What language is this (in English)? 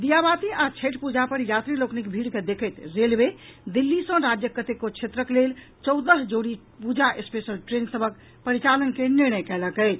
Maithili